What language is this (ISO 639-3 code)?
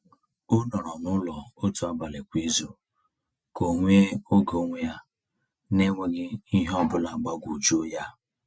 ibo